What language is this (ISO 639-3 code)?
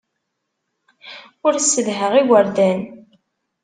kab